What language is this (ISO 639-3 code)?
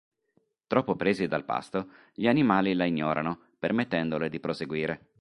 ita